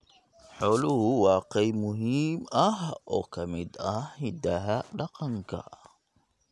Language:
Somali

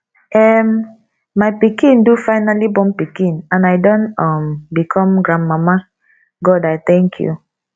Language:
Nigerian Pidgin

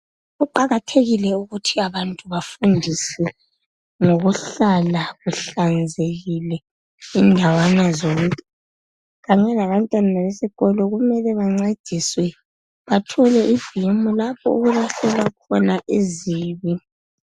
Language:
North Ndebele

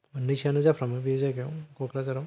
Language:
Bodo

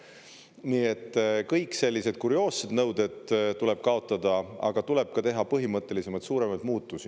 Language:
Estonian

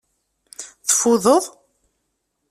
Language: Kabyle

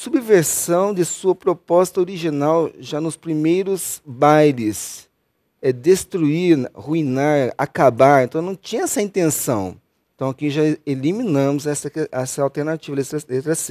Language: Portuguese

